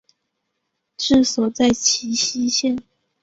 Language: Chinese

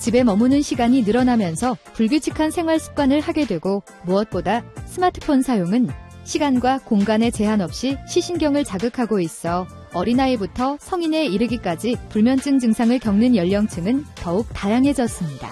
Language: Korean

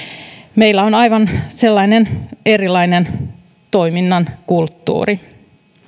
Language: Finnish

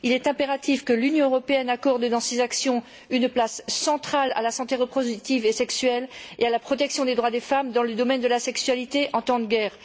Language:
French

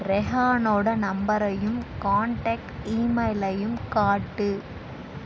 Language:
Tamil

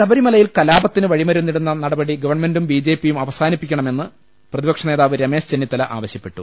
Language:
Malayalam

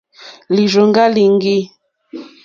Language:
Mokpwe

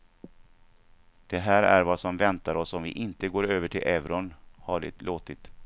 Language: Swedish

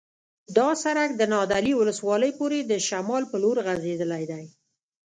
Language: Pashto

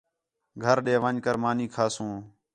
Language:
Khetrani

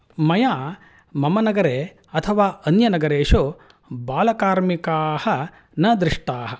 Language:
Sanskrit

